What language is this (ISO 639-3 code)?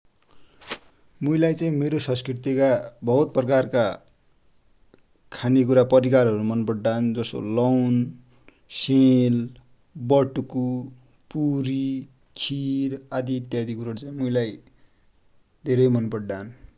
dty